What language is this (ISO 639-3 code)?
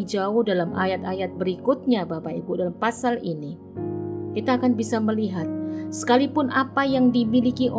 ind